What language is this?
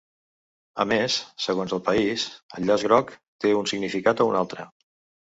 Catalan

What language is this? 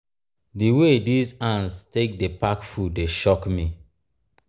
Nigerian Pidgin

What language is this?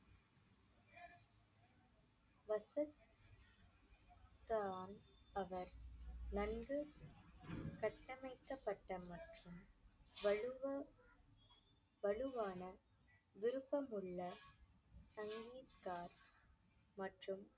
Tamil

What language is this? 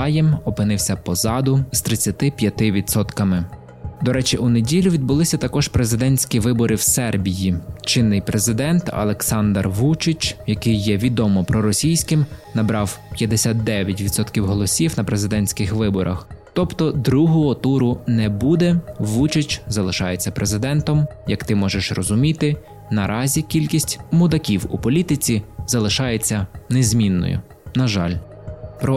Ukrainian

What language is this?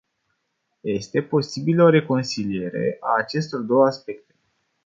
Romanian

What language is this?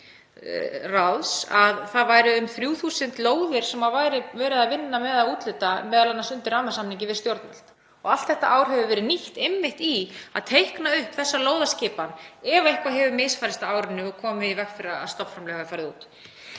Icelandic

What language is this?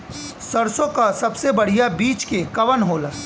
Bhojpuri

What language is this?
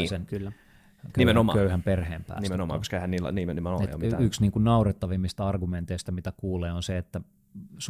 Finnish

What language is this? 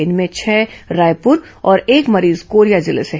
Hindi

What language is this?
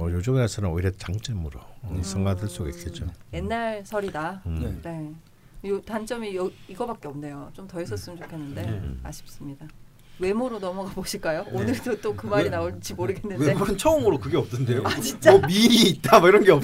Korean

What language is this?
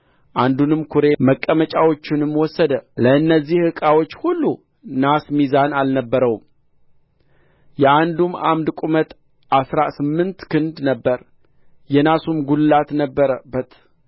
Amharic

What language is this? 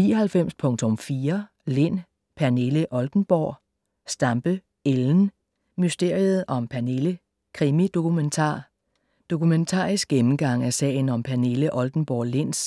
Danish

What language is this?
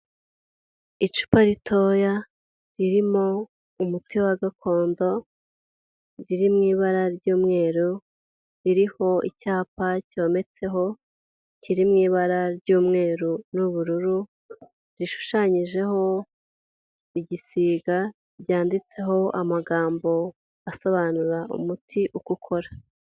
Kinyarwanda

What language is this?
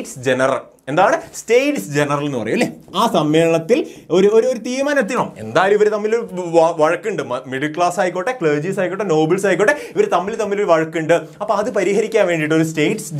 Malayalam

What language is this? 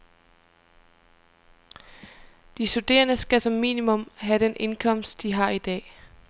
Danish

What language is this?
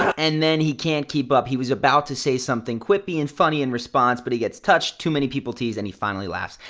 English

